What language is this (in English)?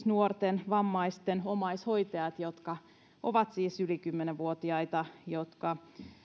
Finnish